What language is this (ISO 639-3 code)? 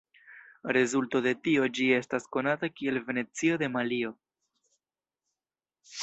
epo